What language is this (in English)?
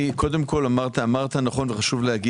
Hebrew